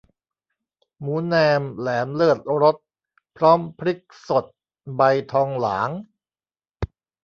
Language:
Thai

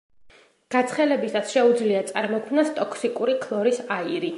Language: Georgian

